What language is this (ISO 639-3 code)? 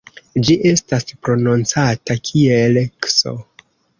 epo